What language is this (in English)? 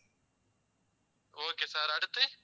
Tamil